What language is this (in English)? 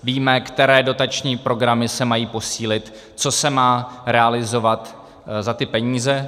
Czech